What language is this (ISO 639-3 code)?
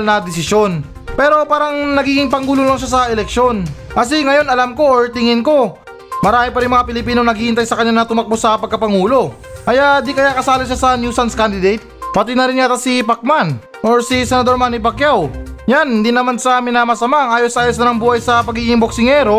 fil